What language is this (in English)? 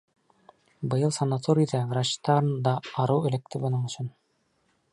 Bashkir